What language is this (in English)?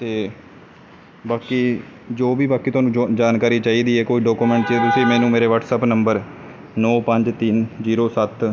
Punjabi